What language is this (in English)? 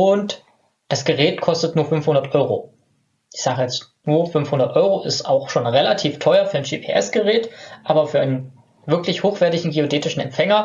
German